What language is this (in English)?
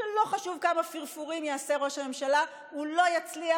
Hebrew